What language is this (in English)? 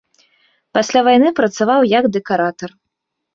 Belarusian